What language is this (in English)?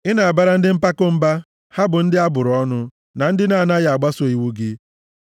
Igbo